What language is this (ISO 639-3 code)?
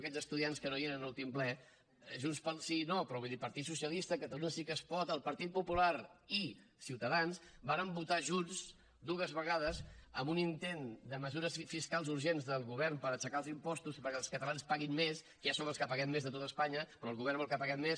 cat